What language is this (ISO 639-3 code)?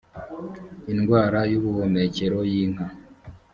kin